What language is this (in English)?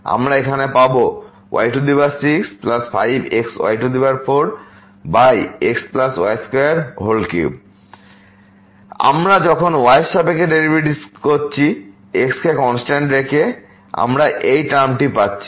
Bangla